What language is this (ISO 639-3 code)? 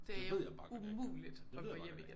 dan